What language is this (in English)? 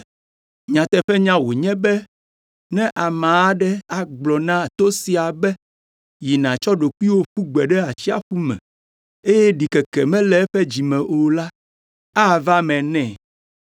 Ewe